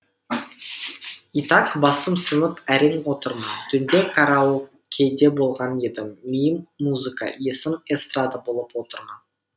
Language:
Kazakh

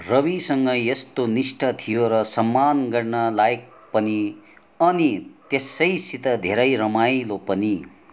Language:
Nepali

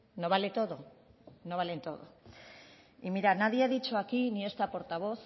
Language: Spanish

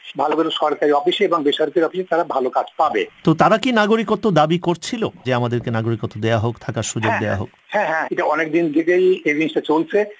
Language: Bangla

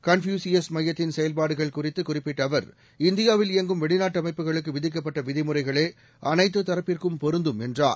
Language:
Tamil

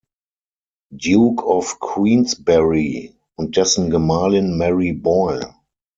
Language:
German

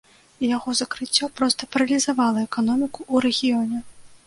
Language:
Belarusian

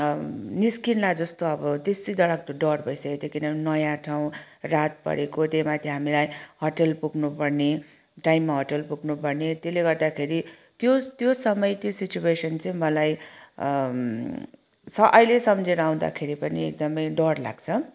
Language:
Nepali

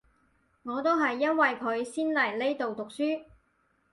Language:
Cantonese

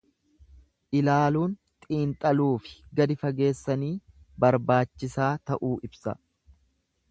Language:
Oromo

